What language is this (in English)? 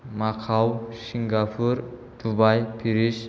Bodo